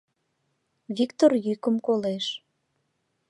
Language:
Mari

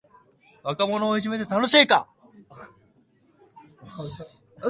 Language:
Japanese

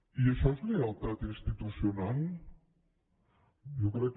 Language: Catalan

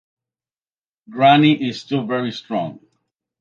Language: English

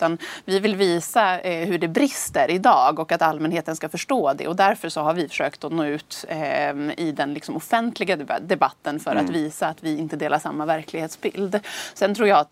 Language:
Swedish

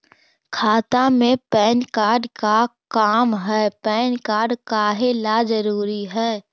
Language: Magahi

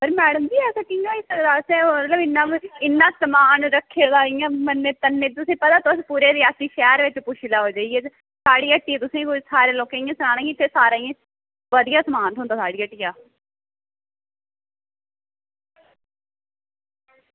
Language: Dogri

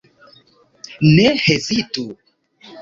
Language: Esperanto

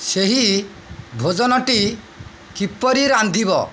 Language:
Odia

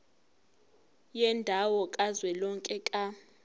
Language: Zulu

